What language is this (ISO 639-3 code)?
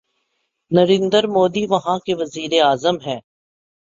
urd